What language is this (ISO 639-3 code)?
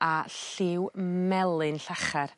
cym